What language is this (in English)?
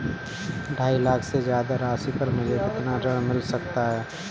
Hindi